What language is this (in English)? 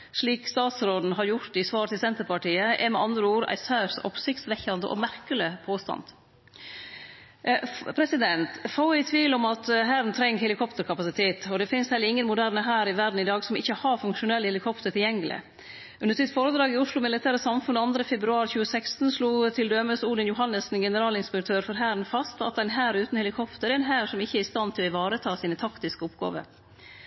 Norwegian Nynorsk